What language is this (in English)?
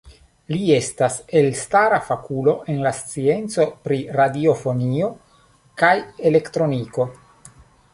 Esperanto